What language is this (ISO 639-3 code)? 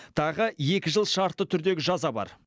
kaz